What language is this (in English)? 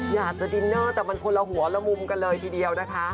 Thai